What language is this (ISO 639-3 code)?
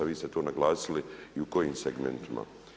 hrv